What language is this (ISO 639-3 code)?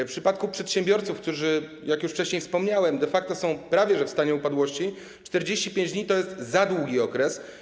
pol